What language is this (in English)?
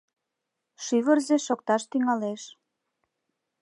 Mari